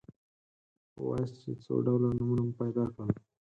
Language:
Pashto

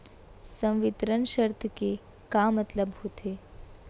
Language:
Chhattisgarhi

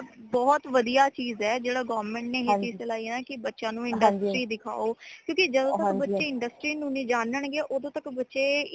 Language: Punjabi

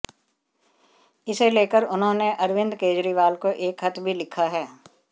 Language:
Hindi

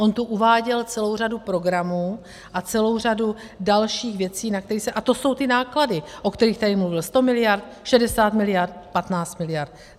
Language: Czech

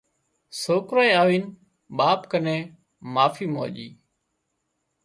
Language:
Wadiyara Koli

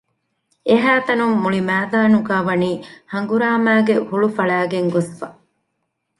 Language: Divehi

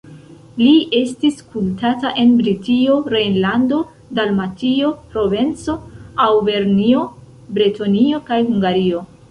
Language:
Esperanto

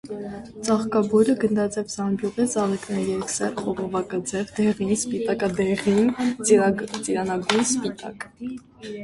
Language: Armenian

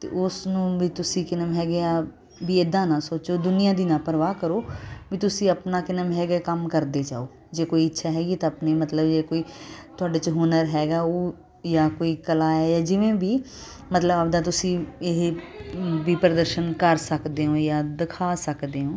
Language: Punjabi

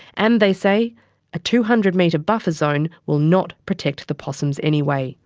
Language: English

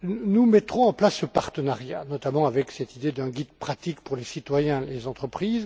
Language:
French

